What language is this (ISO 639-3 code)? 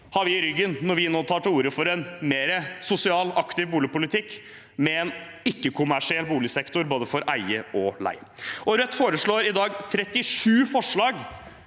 nor